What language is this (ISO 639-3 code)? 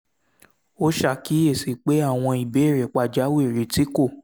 yor